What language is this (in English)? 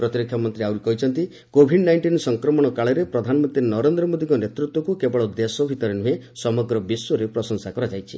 Odia